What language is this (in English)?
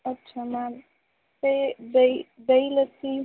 Punjabi